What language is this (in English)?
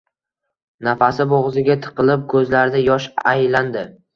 Uzbek